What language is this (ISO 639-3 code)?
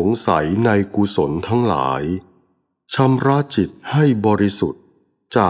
tha